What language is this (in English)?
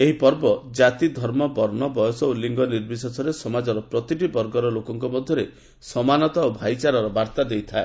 Odia